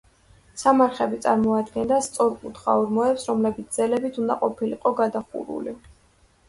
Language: Georgian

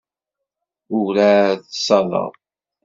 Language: Kabyle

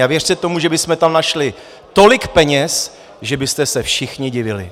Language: Czech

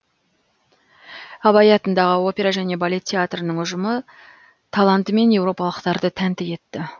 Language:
Kazakh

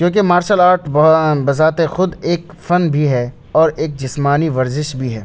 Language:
Urdu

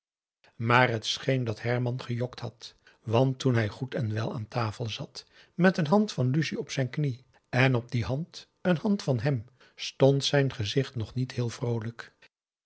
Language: Dutch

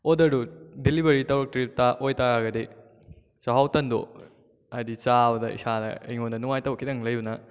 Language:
Manipuri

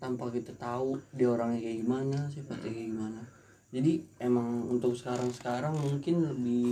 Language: Indonesian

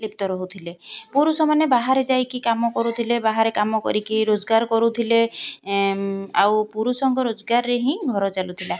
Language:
Odia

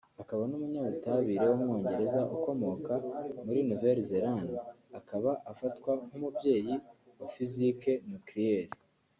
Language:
Kinyarwanda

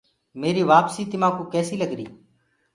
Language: Gurgula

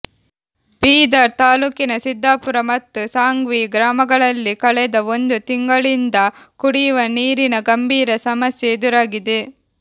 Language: Kannada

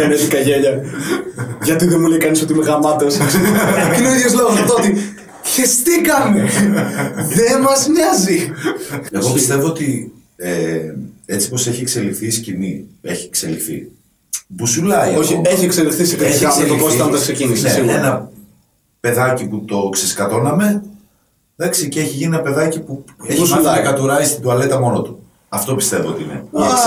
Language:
Greek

